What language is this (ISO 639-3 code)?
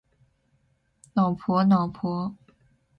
zho